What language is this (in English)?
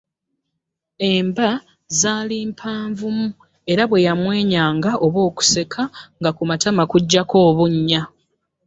Ganda